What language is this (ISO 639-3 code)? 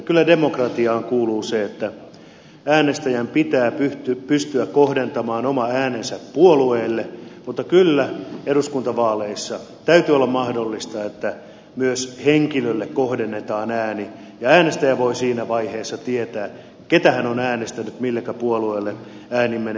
fin